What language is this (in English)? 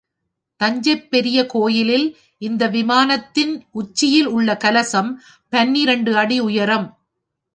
Tamil